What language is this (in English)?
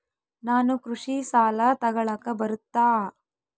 Kannada